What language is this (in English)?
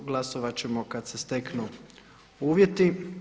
Croatian